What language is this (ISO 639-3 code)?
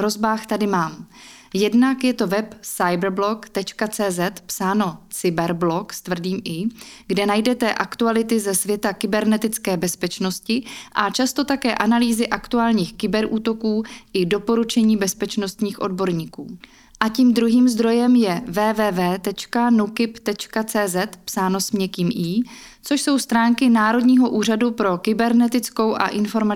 ces